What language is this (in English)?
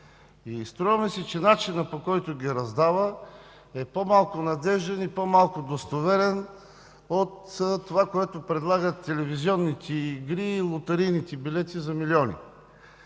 Bulgarian